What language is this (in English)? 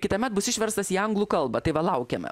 Lithuanian